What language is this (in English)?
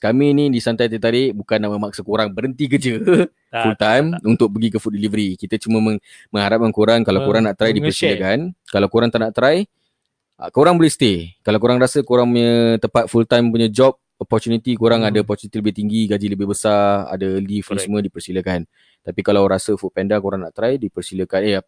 Malay